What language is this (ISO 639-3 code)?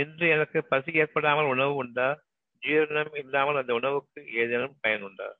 tam